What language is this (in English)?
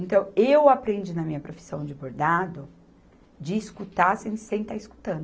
Portuguese